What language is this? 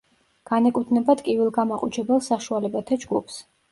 Georgian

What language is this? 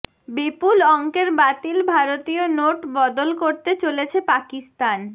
Bangla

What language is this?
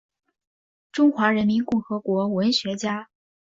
Chinese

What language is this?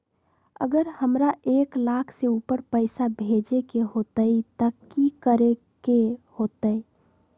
Magahi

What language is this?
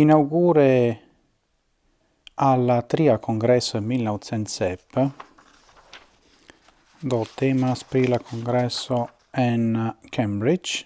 Italian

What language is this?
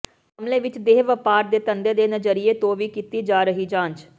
Punjabi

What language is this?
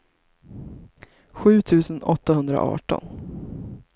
Swedish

